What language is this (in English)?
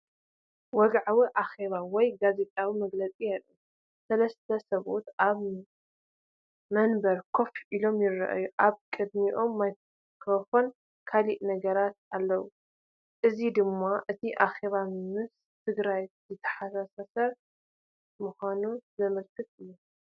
Tigrinya